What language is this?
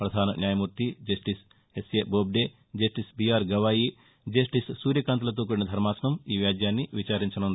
Telugu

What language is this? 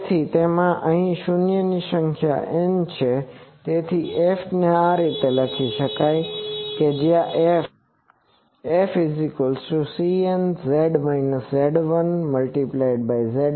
Gujarati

